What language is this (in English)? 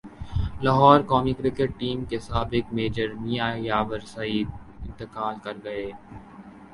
Urdu